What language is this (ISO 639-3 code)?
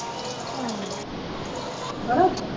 pan